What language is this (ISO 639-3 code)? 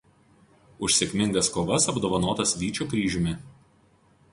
lit